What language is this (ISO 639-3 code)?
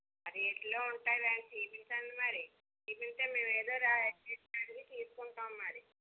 tel